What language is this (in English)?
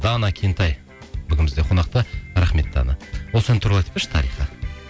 Kazakh